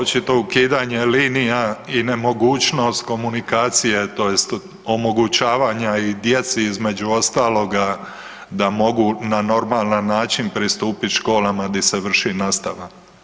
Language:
Croatian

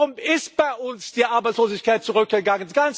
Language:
German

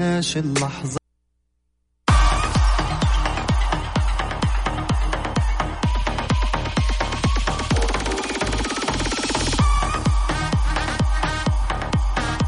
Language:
Arabic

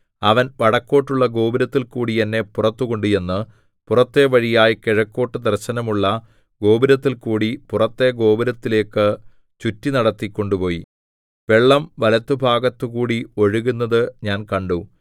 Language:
Malayalam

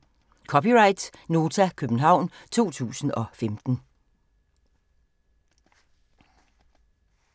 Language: Danish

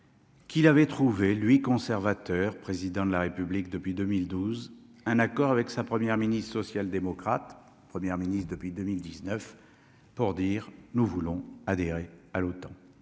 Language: French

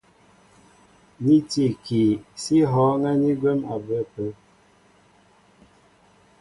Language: Mbo (Cameroon)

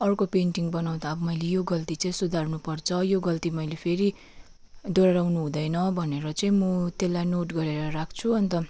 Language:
Nepali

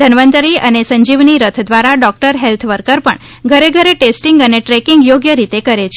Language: Gujarati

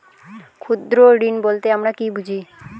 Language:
Bangla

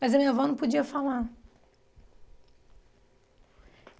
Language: Portuguese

